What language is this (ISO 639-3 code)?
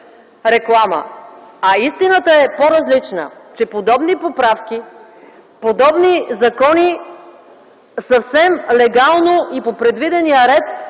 bul